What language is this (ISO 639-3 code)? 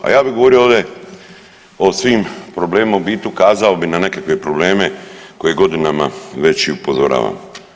hrv